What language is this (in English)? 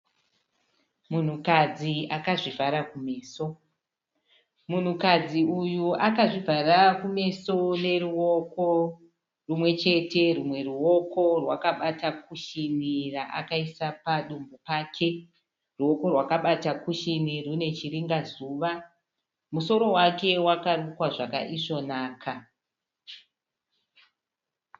Shona